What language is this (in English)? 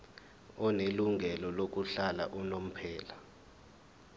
Zulu